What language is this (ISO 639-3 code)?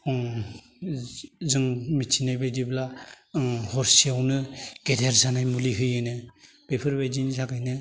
brx